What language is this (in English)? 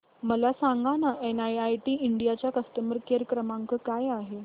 Marathi